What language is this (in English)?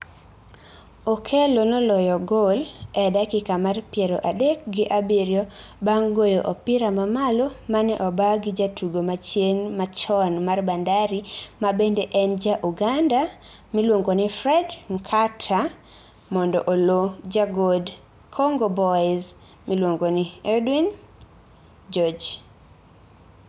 Luo (Kenya and Tanzania)